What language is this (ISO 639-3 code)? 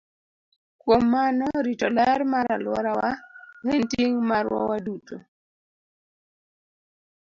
luo